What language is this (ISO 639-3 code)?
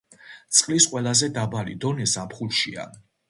kat